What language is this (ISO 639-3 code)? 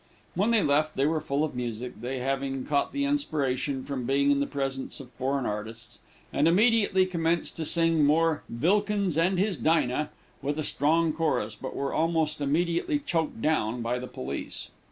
eng